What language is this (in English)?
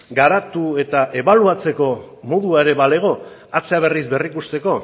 Basque